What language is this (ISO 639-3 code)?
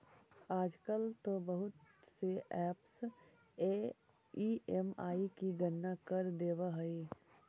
mag